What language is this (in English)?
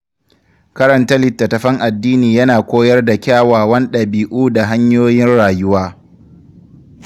Hausa